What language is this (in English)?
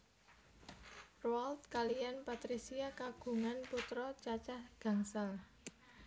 Javanese